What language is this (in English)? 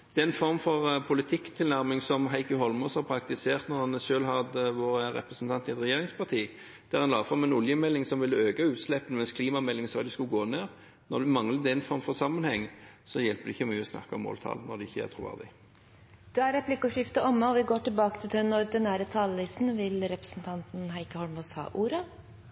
Norwegian